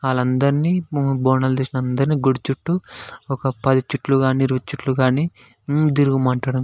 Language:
Telugu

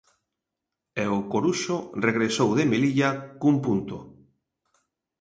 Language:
Galician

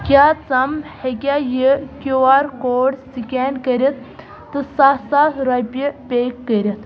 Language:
Kashmiri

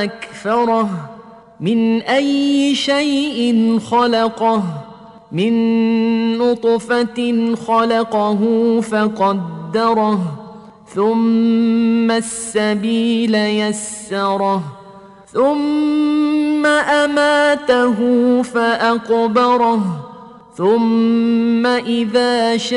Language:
Arabic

